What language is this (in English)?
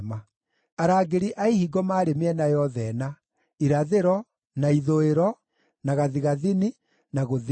Kikuyu